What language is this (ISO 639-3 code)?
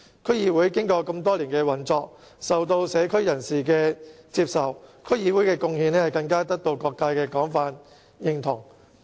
yue